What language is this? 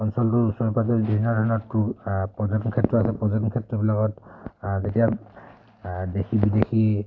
Assamese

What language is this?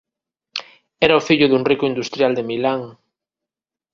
Galician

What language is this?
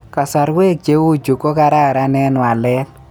Kalenjin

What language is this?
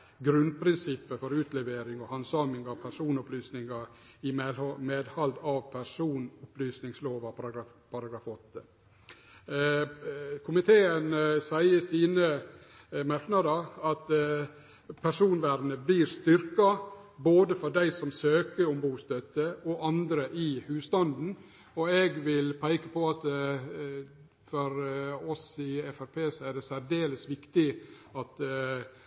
Norwegian Nynorsk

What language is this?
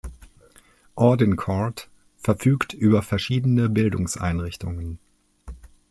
German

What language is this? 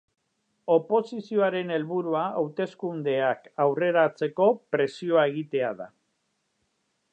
Basque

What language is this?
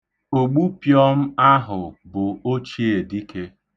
Igbo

